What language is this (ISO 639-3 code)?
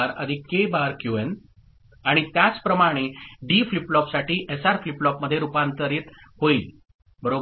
mar